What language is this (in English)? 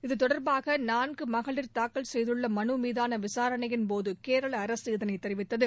Tamil